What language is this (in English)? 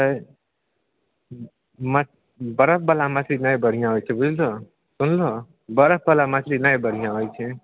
Maithili